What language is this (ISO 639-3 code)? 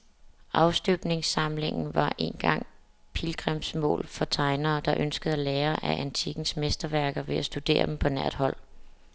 dan